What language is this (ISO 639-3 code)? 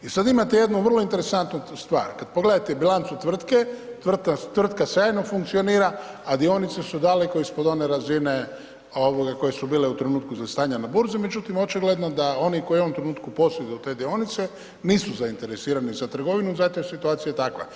hrv